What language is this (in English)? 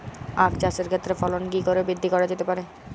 Bangla